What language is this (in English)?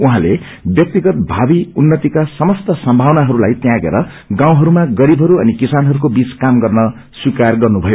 Nepali